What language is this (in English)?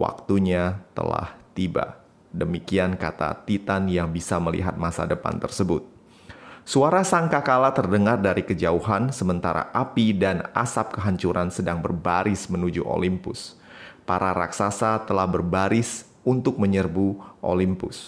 Indonesian